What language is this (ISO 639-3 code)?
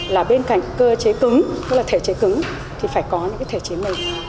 vie